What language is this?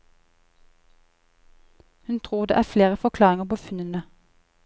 Norwegian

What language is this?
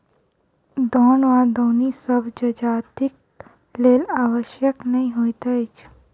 Maithili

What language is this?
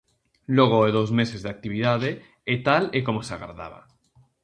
Galician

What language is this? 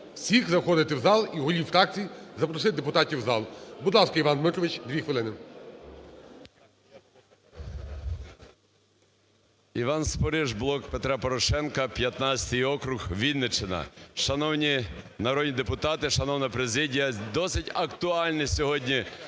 Ukrainian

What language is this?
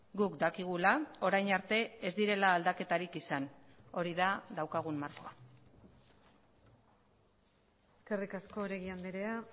Basque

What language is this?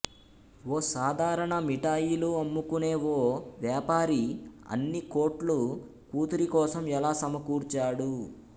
Telugu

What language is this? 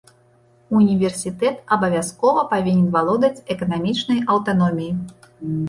Belarusian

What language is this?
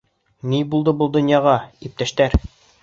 Bashkir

